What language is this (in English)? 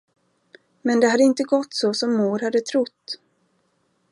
Swedish